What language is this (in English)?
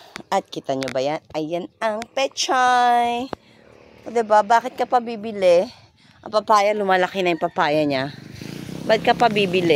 Filipino